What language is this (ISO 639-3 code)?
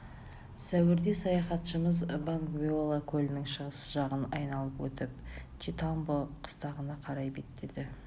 kaz